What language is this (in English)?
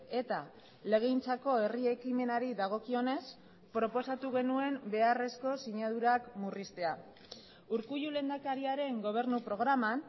Basque